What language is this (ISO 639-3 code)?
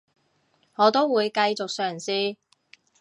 yue